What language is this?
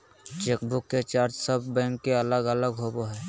Magahi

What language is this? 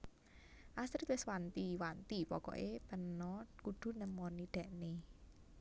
Javanese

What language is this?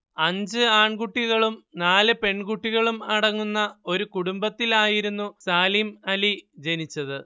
Malayalam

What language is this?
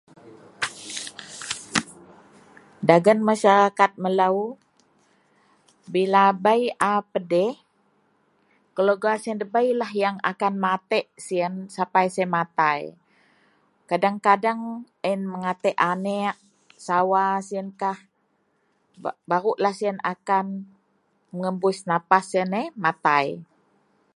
Central Melanau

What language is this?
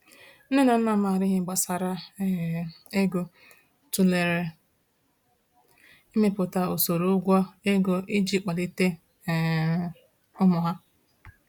Igbo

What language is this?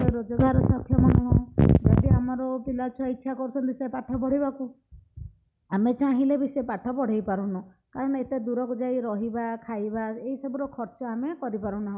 Odia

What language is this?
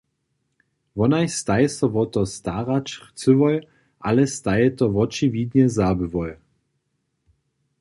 Upper Sorbian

